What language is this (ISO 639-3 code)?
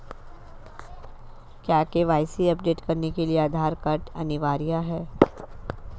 hin